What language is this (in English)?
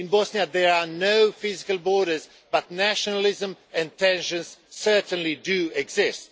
English